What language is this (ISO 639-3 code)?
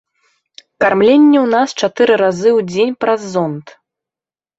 bel